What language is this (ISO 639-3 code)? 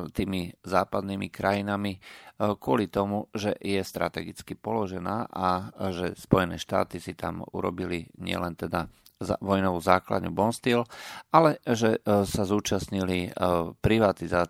slk